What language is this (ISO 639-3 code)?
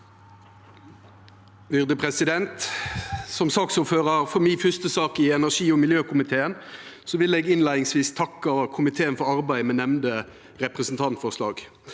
nor